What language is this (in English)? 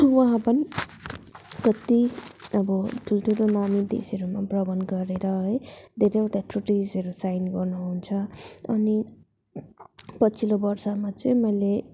Nepali